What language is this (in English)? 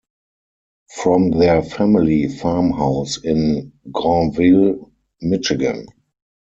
English